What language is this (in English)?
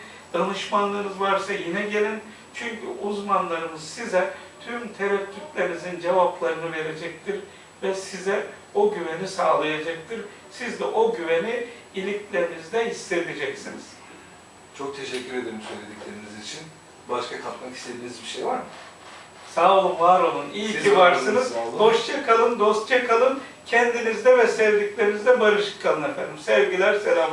Turkish